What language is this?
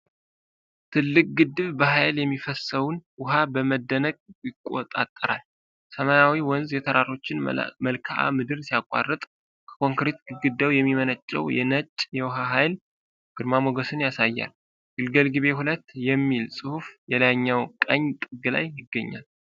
Amharic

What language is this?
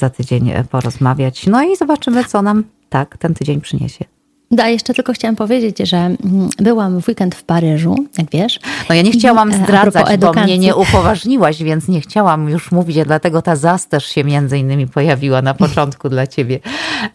Polish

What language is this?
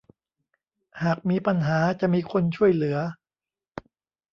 Thai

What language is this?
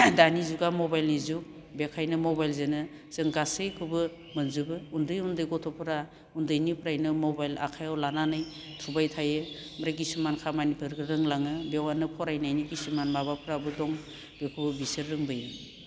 Bodo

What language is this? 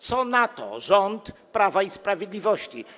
Polish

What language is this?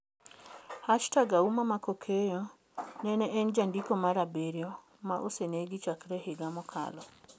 Luo (Kenya and Tanzania)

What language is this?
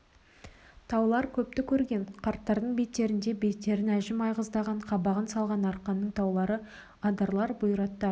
Kazakh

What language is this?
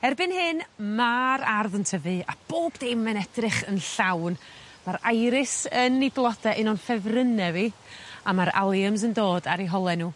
Welsh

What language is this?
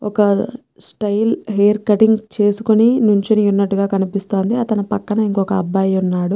Telugu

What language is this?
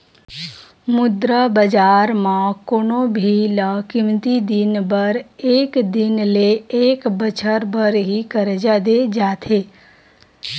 Chhattisgarhi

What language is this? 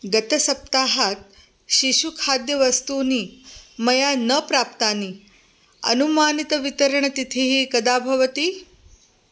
Sanskrit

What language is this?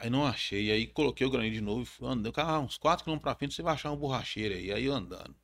Portuguese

